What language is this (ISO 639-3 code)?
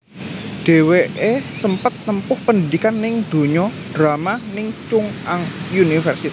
jav